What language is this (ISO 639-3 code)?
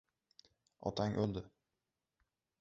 uzb